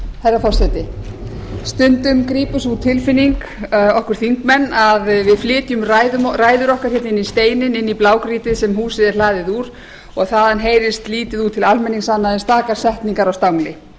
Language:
Icelandic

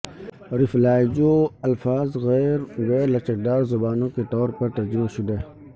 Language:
Urdu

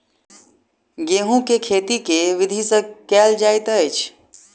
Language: Maithili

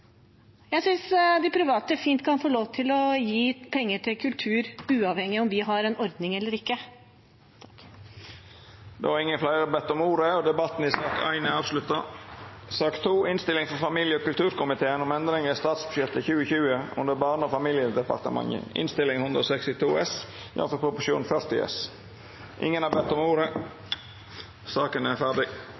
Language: Norwegian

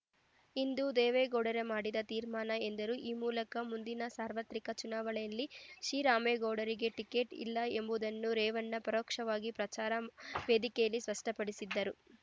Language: Kannada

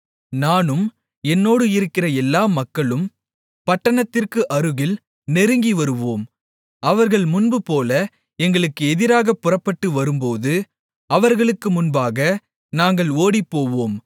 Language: Tamil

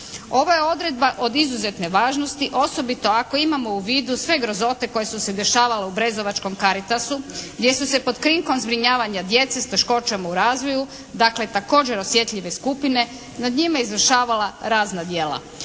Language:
Croatian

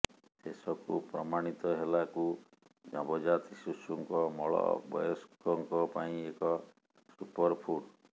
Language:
Odia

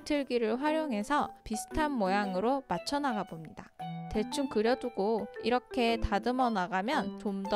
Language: Korean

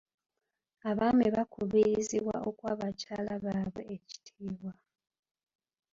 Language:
Ganda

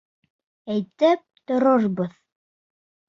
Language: Bashkir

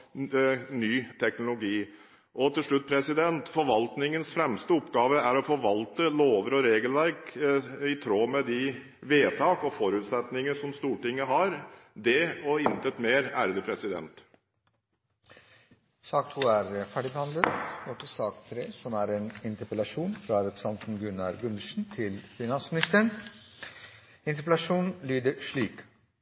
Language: Norwegian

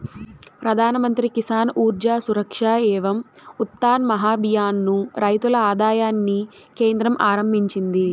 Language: Telugu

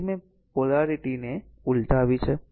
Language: Gujarati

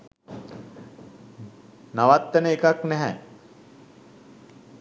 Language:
Sinhala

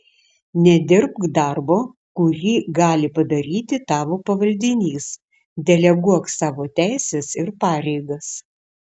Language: Lithuanian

